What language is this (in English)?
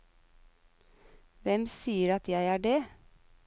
Norwegian